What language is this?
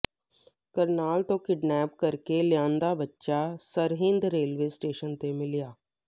Punjabi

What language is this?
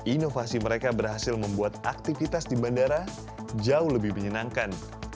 Indonesian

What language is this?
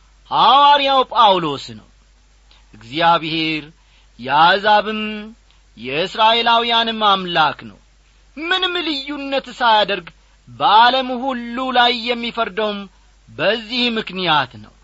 Amharic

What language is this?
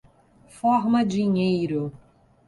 Portuguese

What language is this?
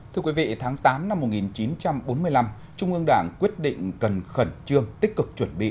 Vietnamese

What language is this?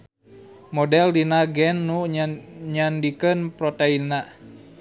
Sundanese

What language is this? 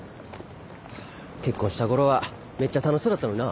Japanese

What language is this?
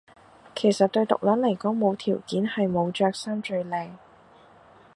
Cantonese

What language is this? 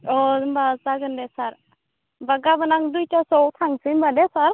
Bodo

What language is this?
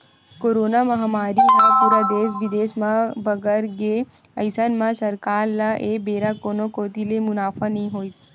Chhattisgarhi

